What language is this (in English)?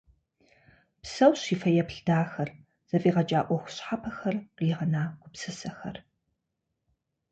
Kabardian